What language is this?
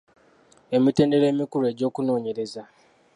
Ganda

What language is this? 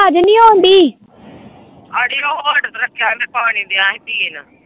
Punjabi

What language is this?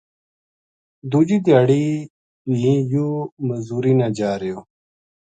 Gujari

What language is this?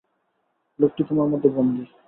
Bangla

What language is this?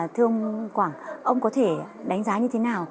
Vietnamese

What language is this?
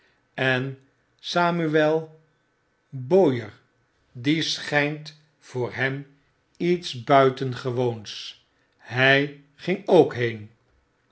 Dutch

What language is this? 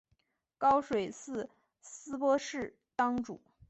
Chinese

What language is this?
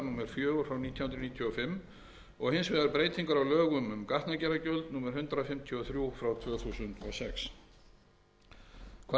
Icelandic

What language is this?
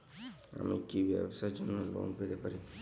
Bangla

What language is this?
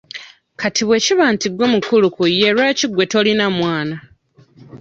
Ganda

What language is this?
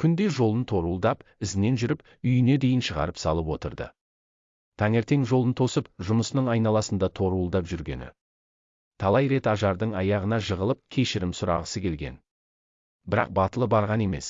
Turkish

